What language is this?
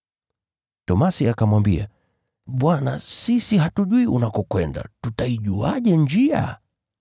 Swahili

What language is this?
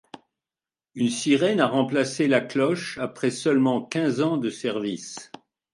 French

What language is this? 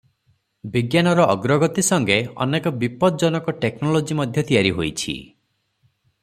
Odia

